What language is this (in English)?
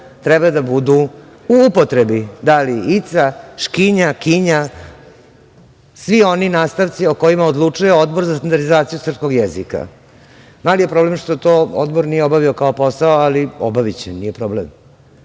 Serbian